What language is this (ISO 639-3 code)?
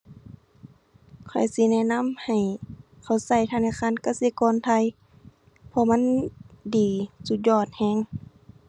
tha